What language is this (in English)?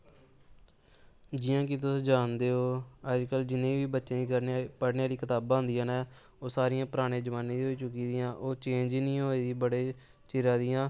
Dogri